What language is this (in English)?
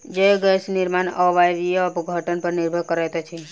Maithili